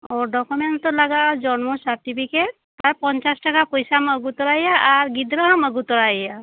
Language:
Santali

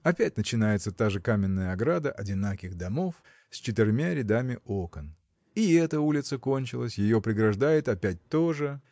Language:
Russian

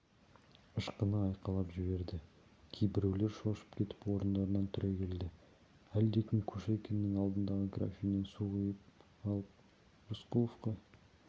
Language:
Kazakh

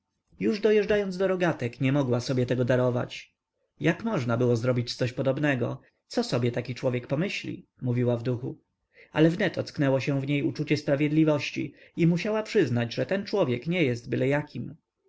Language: Polish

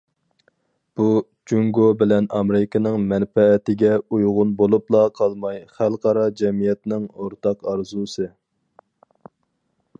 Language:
Uyghur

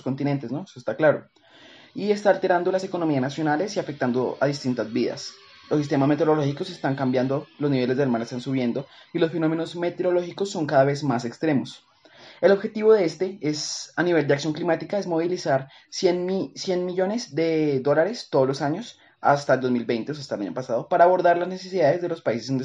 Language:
Spanish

